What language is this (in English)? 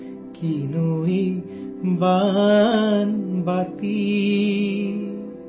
Urdu